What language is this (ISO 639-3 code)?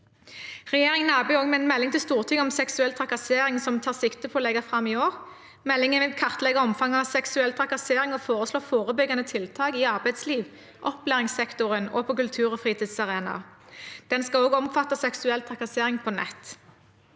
nor